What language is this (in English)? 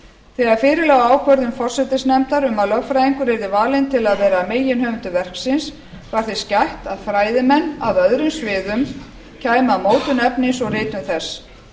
Icelandic